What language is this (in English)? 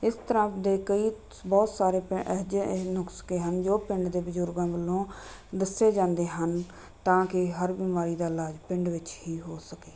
Punjabi